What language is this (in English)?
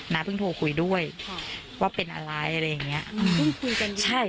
Thai